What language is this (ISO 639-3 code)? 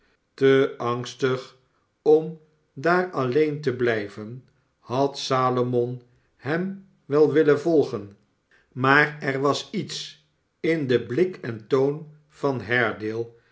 nld